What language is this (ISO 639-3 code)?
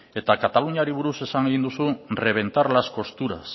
eus